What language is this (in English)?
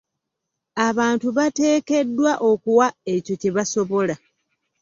Ganda